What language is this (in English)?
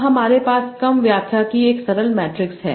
Hindi